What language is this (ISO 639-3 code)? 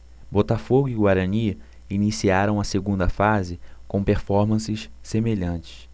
por